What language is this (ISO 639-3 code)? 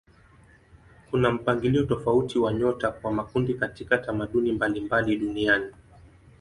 swa